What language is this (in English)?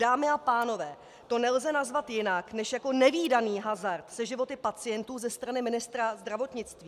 Czech